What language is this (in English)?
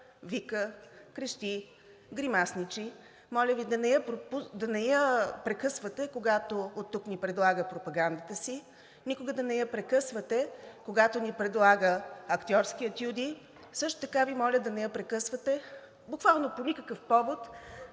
Bulgarian